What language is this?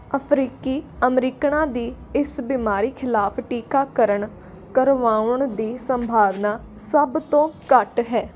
Punjabi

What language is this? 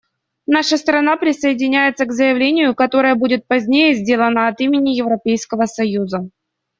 Russian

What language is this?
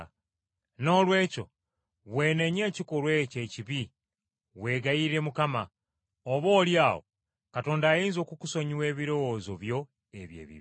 Ganda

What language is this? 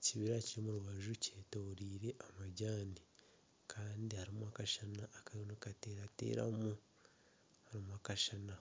Nyankole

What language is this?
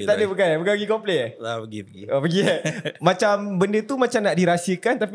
Malay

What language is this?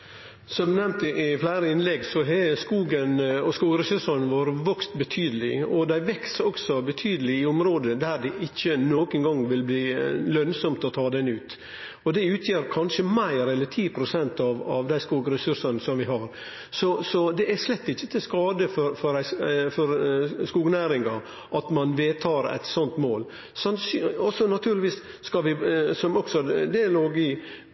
Norwegian Nynorsk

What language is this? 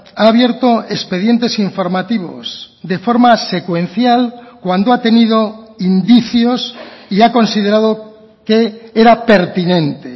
Spanish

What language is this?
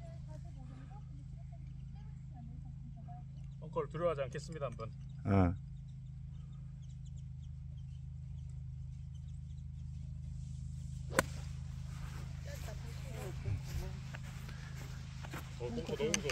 Korean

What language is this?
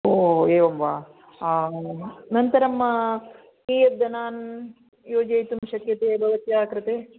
Sanskrit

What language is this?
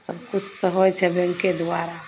Maithili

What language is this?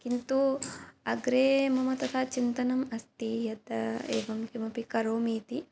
Sanskrit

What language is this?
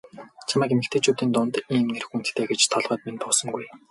Mongolian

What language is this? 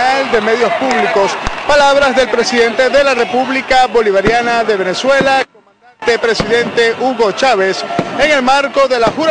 Spanish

